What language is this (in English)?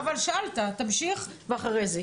Hebrew